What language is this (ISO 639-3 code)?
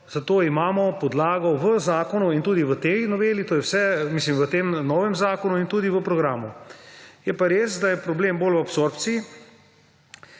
slv